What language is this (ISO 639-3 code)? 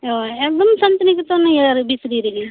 sat